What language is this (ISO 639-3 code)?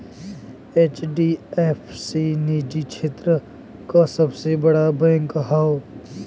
bho